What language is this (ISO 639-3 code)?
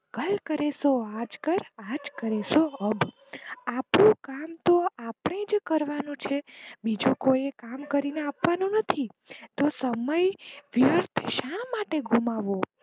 guj